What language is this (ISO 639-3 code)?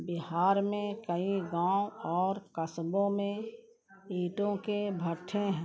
urd